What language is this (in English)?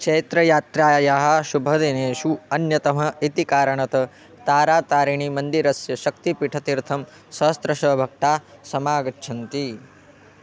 Sanskrit